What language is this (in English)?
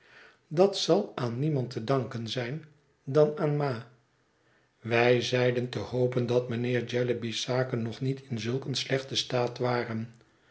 Dutch